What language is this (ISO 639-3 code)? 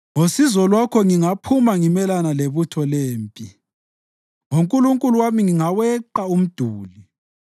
nde